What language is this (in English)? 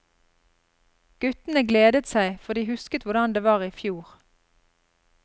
Norwegian